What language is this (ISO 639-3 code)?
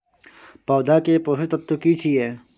mai